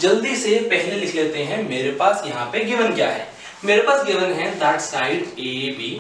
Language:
Hindi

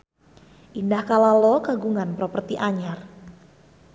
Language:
Sundanese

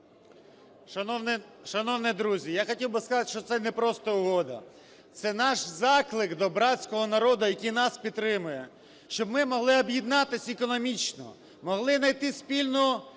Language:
Ukrainian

